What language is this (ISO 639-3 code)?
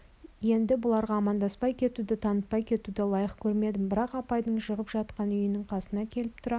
kaz